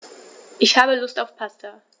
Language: German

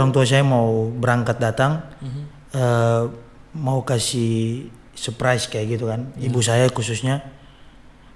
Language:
Indonesian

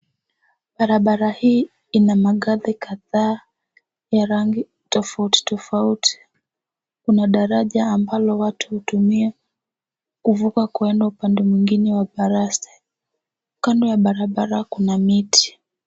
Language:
Swahili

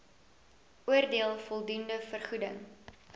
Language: Afrikaans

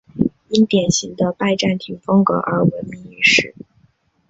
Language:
Chinese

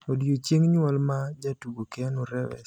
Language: Luo (Kenya and Tanzania)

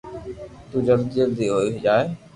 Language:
Loarki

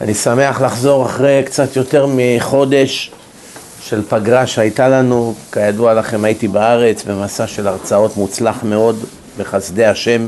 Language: Hebrew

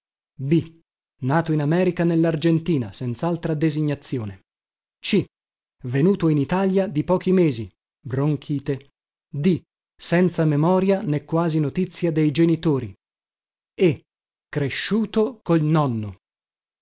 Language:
Italian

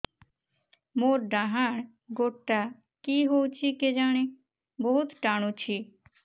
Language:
Odia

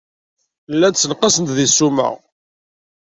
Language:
Kabyle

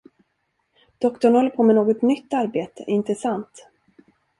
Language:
Swedish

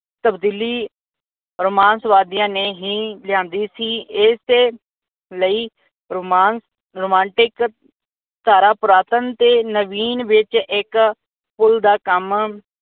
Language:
Punjabi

